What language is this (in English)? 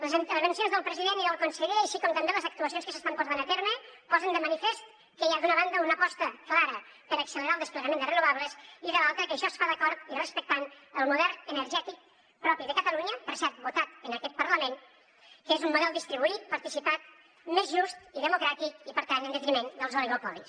Catalan